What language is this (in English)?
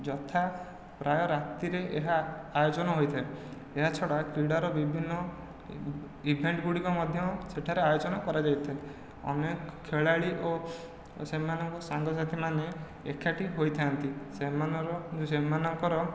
Odia